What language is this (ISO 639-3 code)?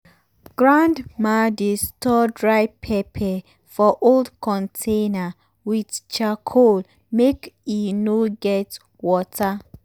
pcm